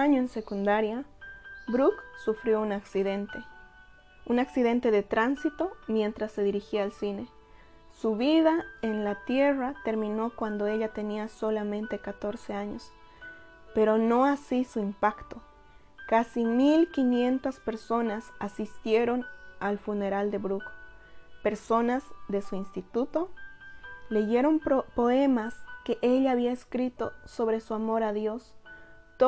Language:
Spanish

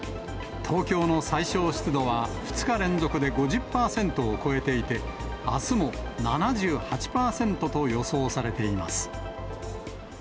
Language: Japanese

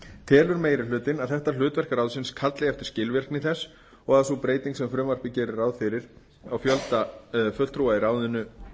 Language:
Icelandic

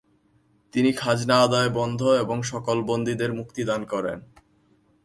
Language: Bangla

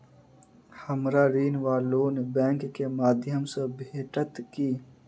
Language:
Maithili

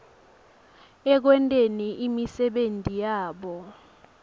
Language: Swati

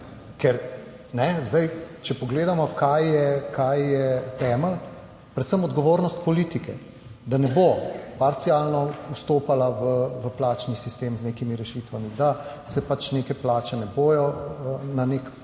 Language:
Slovenian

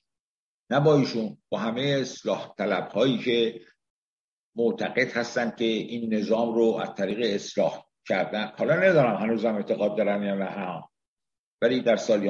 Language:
Persian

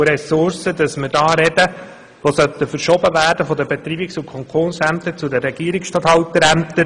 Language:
Swiss German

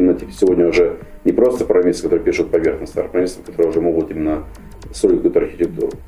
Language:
Russian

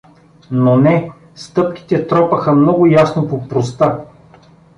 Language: Bulgarian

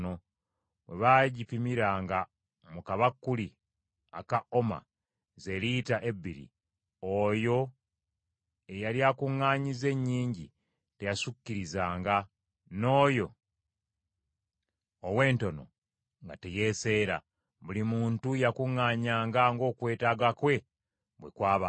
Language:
Ganda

